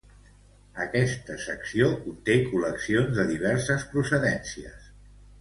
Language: Catalan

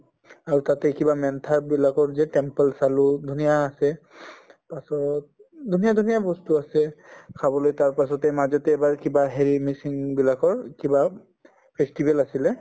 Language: Assamese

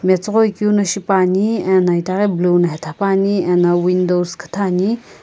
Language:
Sumi Naga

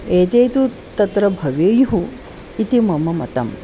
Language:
Sanskrit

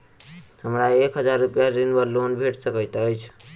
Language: Maithili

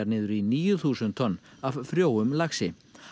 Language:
Icelandic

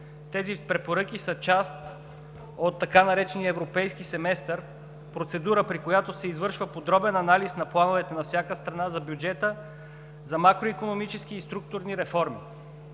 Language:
Bulgarian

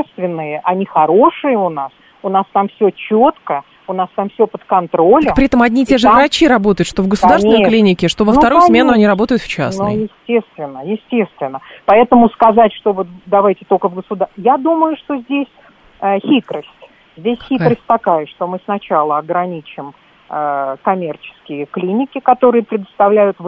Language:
Russian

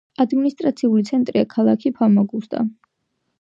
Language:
Georgian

